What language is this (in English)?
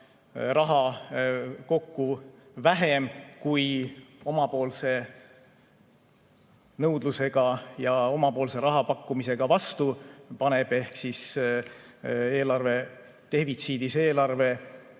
Estonian